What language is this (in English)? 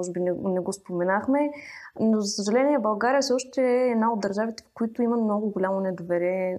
Bulgarian